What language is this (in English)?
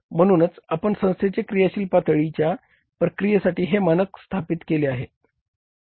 Marathi